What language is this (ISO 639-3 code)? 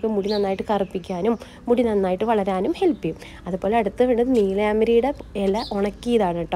ron